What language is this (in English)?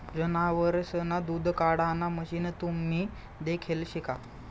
Marathi